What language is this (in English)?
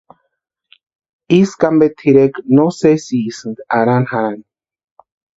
Western Highland Purepecha